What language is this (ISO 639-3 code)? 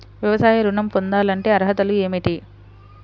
tel